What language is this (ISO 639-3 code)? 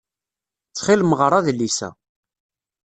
kab